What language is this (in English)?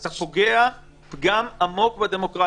Hebrew